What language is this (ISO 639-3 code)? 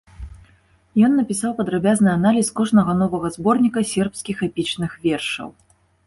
bel